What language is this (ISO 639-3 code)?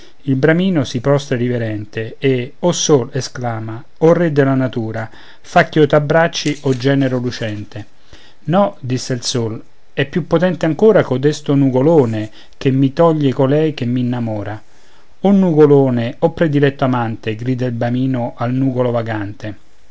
ita